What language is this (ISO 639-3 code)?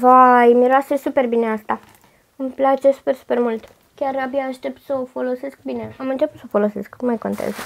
ron